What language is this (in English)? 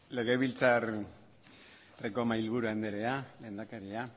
Basque